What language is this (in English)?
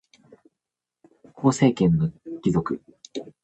Japanese